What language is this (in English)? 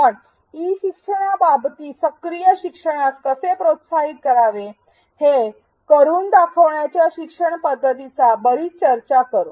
Marathi